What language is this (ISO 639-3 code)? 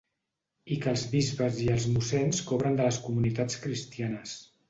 cat